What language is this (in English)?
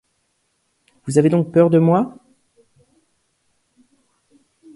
French